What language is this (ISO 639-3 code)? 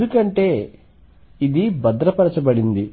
tel